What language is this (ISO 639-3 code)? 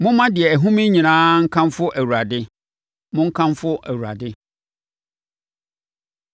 aka